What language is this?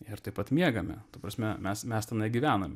Lithuanian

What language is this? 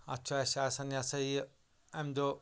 Kashmiri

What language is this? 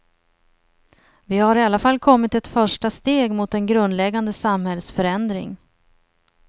Swedish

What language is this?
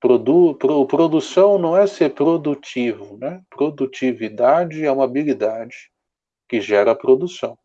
Portuguese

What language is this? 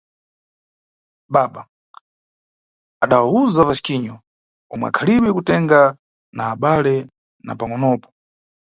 Nyungwe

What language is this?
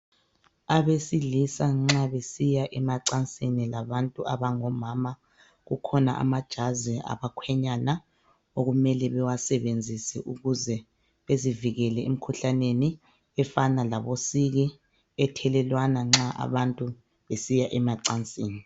North Ndebele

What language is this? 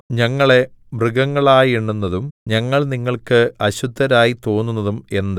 Malayalam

